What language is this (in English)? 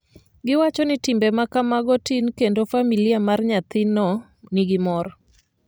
Luo (Kenya and Tanzania)